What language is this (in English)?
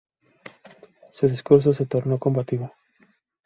Spanish